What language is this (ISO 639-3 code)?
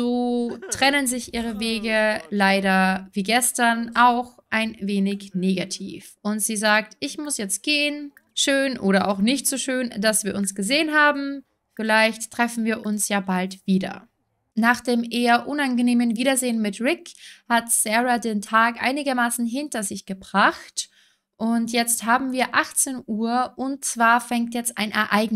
deu